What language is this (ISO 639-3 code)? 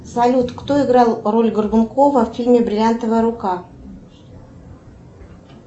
rus